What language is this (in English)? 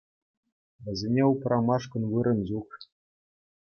Chuvash